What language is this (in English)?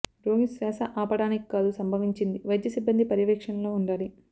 Telugu